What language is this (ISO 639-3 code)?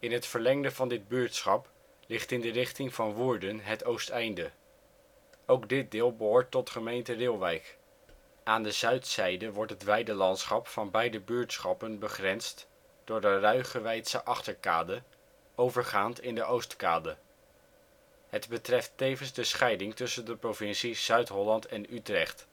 nld